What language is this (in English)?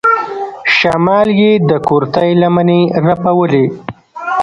Pashto